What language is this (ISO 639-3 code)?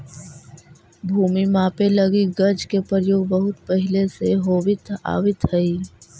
mag